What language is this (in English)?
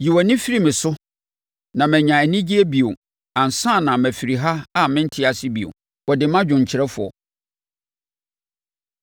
Akan